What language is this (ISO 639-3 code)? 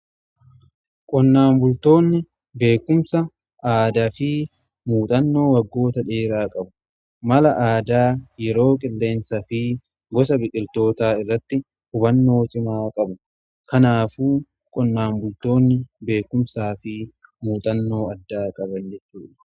orm